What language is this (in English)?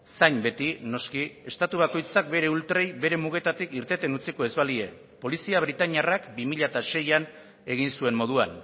Basque